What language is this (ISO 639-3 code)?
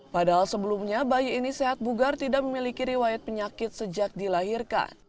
ind